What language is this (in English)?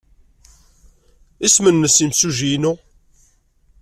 Kabyle